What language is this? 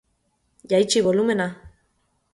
Basque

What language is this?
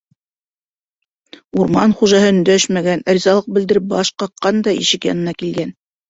Bashkir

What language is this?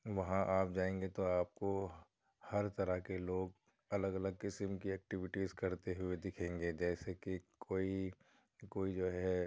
Urdu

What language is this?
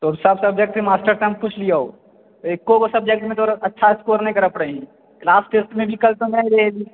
Maithili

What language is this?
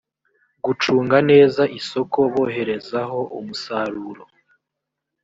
Kinyarwanda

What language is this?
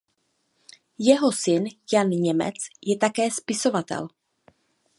Czech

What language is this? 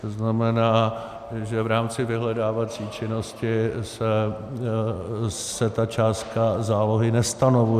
Czech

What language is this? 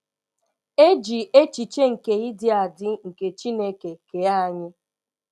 Igbo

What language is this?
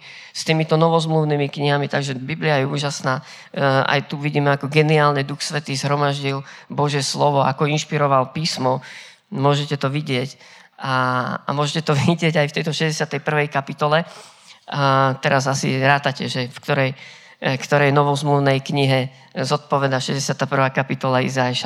Slovak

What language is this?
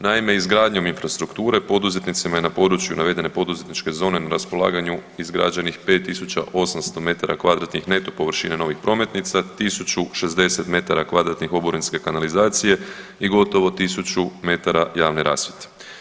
Croatian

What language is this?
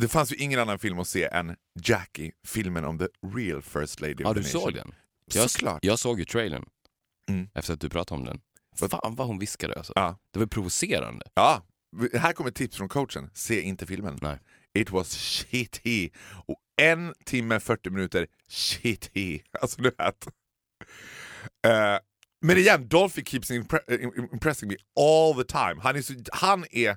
Swedish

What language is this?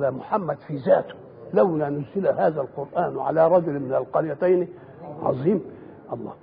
Arabic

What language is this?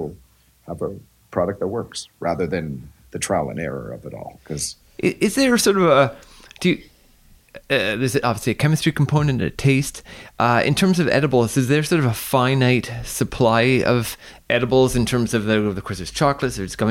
English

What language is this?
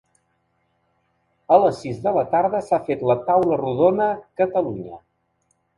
Catalan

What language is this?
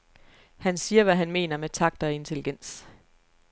Danish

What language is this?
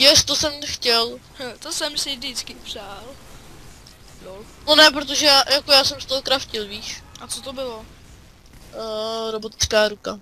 Czech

